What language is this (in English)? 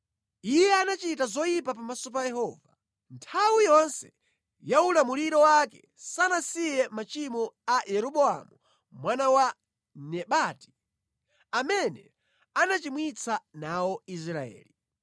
Nyanja